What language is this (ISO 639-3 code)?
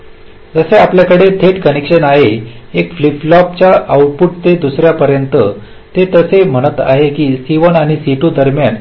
mar